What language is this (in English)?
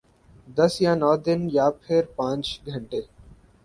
Urdu